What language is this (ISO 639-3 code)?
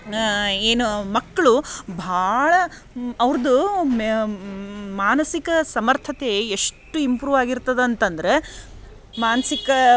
kan